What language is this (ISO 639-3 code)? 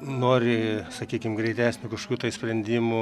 lit